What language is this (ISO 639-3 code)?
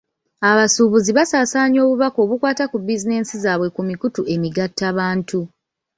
lug